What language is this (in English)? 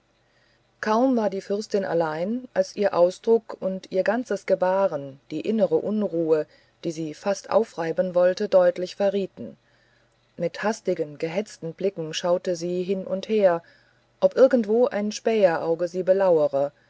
German